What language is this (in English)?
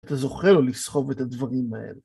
Hebrew